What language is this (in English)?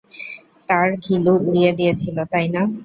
Bangla